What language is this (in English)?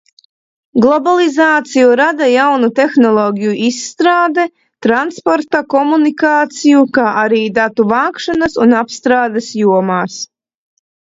Latvian